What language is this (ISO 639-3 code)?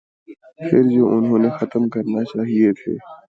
urd